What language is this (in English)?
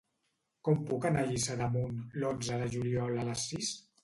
Catalan